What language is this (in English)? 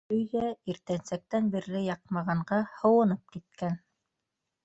Bashkir